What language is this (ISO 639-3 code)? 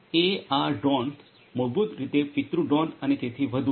guj